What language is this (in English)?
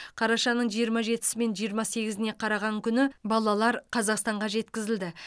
Kazakh